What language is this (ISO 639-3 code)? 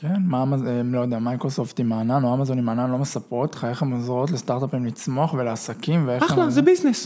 heb